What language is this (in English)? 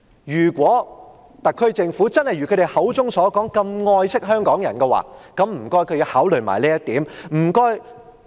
Cantonese